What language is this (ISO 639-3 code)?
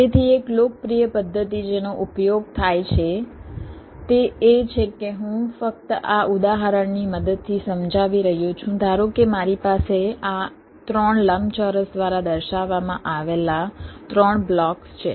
guj